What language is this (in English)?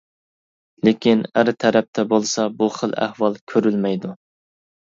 Uyghur